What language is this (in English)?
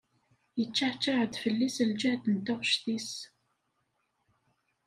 Kabyle